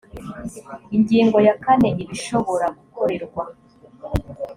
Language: Kinyarwanda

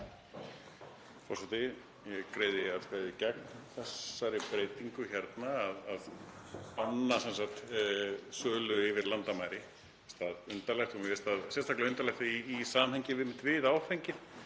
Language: Icelandic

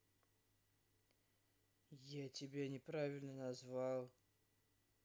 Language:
Russian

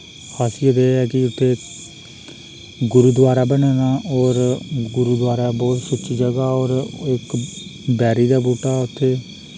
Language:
Dogri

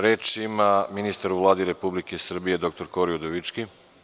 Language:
Serbian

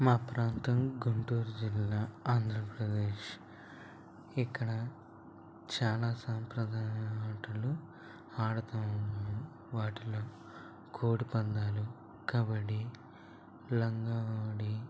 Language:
Telugu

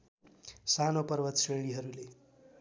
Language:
Nepali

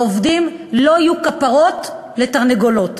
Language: Hebrew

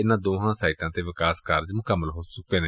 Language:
Punjabi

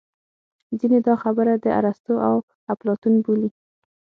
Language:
Pashto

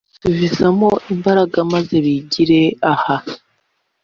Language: Kinyarwanda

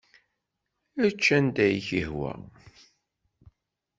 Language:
Kabyle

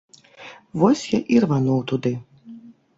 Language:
Belarusian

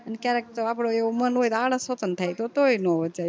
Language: Gujarati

